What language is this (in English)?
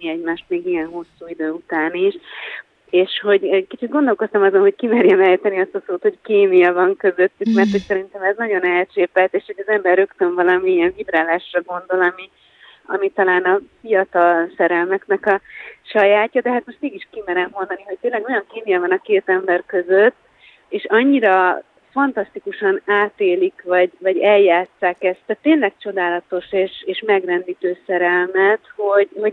Hungarian